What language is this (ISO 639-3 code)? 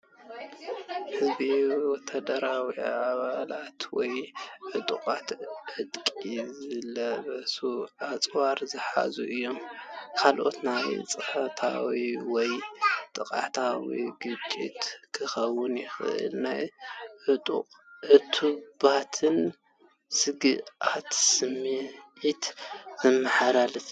tir